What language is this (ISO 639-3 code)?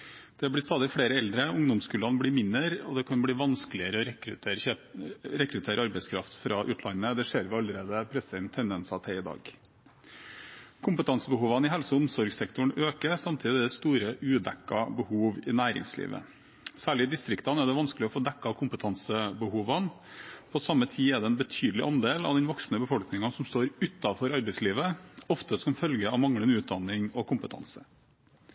nob